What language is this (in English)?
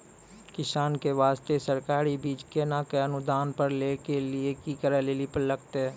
Maithili